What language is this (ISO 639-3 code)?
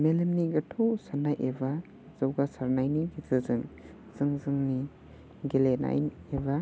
brx